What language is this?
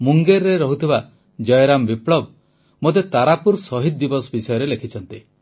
Odia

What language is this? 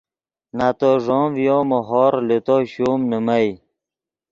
Yidgha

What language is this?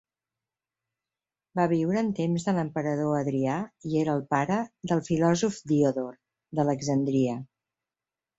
Catalan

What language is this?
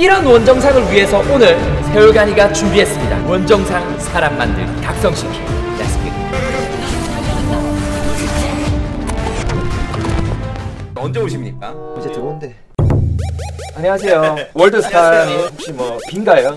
Korean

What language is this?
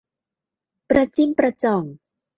Thai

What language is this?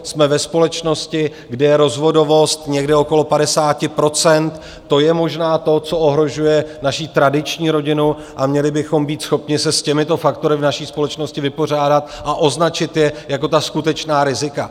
Czech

